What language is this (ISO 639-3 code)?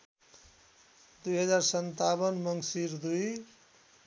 nep